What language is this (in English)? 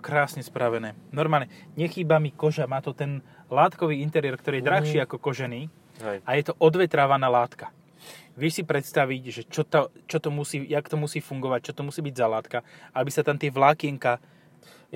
Slovak